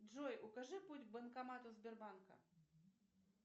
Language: Russian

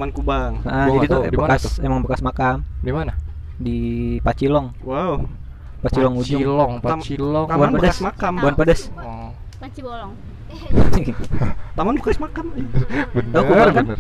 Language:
Indonesian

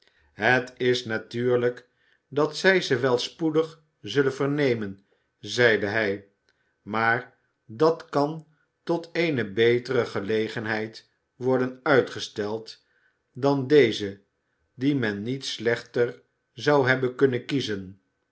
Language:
Dutch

